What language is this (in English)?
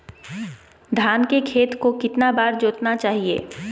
Magahi